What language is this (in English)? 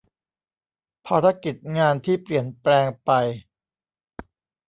Thai